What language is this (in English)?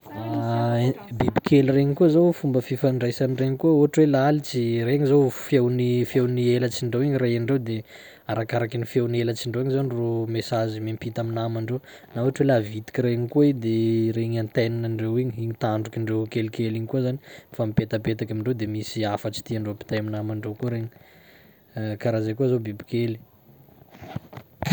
Sakalava Malagasy